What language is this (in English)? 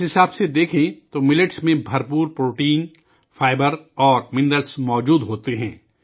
Urdu